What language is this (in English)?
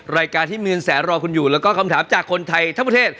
Thai